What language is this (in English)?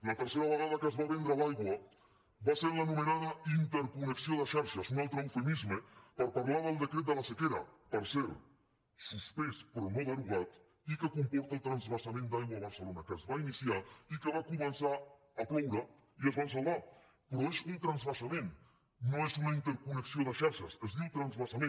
Catalan